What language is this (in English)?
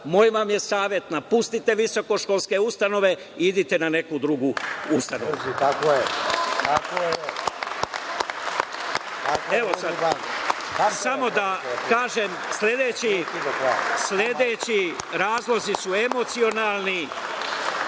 Serbian